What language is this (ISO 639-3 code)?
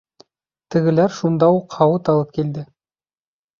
bak